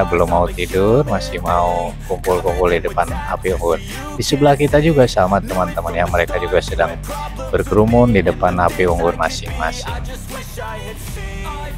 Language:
Indonesian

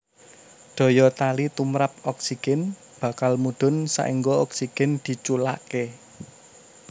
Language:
Javanese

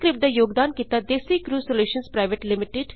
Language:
Punjabi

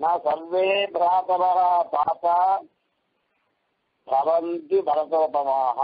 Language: Arabic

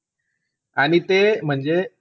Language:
Marathi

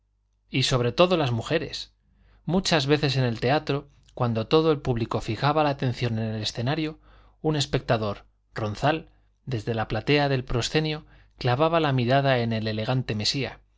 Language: Spanish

